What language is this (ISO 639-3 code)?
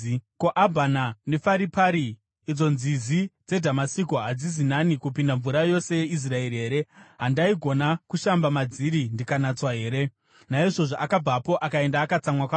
sna